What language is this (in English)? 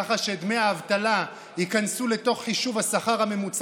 Hebrew